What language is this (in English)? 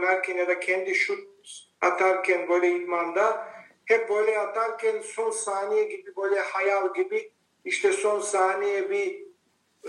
Turkish